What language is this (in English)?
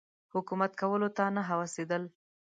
Pashto